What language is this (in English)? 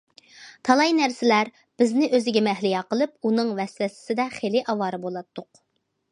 Uyghur